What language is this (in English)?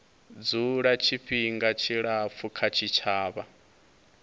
Venda